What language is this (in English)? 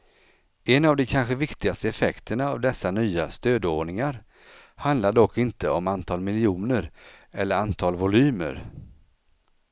Swedish